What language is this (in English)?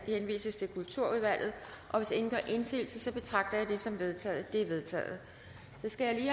Danish